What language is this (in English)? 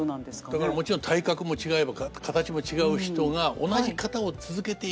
Japanese